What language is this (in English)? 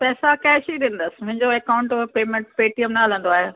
Sindhi